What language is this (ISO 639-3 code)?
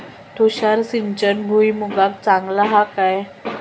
mar